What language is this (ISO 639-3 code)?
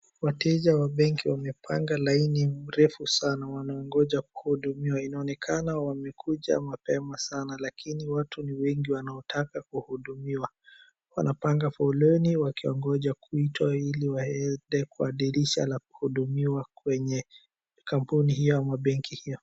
swa